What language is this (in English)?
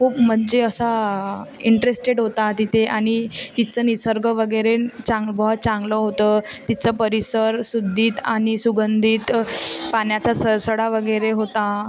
Marathi